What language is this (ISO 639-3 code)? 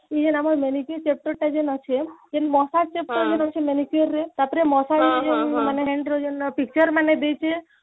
ori